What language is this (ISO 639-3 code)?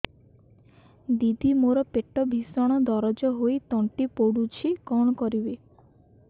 ori